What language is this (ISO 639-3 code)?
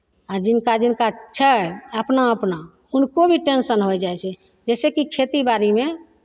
mai